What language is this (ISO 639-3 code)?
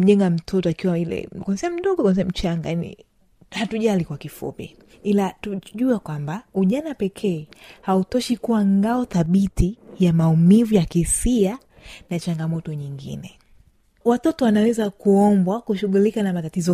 swa